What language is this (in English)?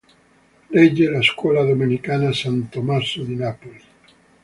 Italian